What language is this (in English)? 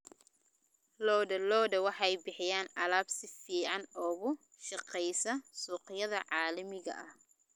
Somali